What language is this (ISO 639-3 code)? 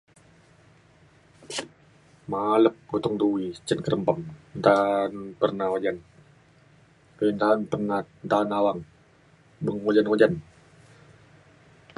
xkl